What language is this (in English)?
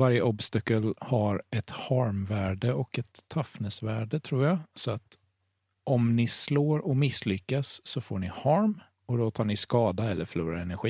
Swedish